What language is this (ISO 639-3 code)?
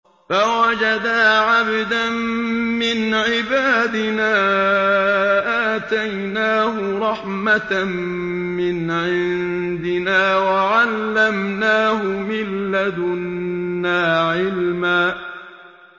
ara